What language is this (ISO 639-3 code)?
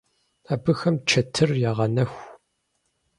kbd